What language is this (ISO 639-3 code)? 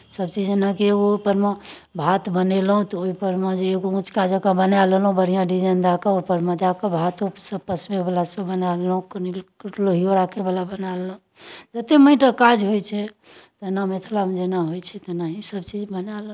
mai